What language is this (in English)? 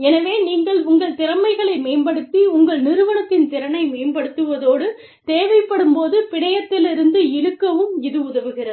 Tamil